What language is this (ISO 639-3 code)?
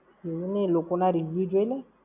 guj